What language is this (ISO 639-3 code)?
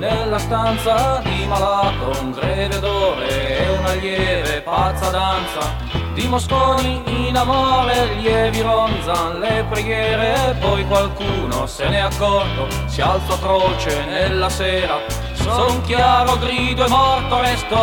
ita